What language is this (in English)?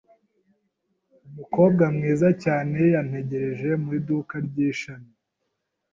Kinyarwanda